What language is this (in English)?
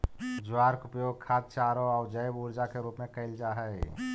Magahi